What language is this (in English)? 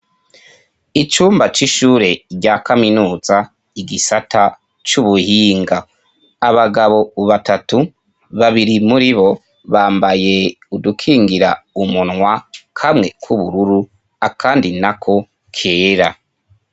Rundi